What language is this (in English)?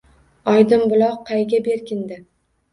Uzbek